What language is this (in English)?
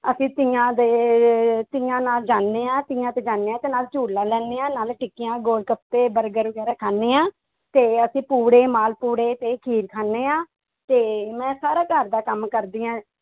Punjabi